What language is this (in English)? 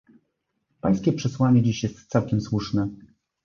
Polish